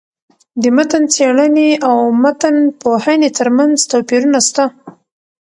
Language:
Pashto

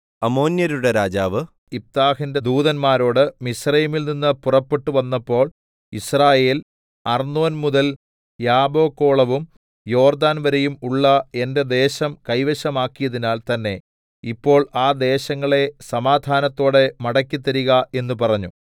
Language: Malayalam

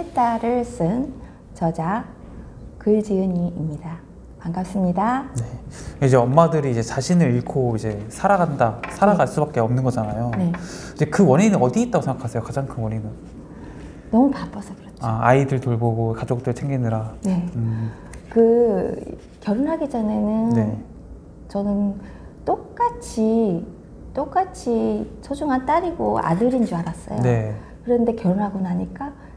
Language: Korean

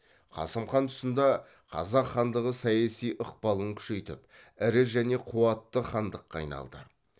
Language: Kazakh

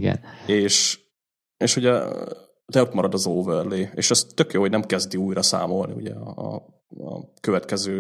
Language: Hungarian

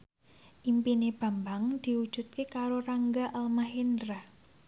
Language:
Javanese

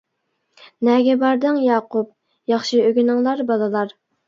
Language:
Uyghur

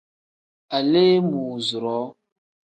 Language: Tem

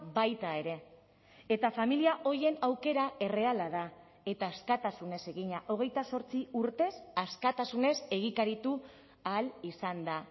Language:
Basque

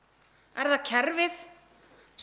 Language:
Icelandic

